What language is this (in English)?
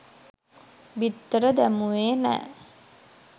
Sinhala